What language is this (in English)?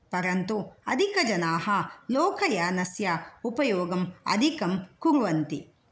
Sanskrit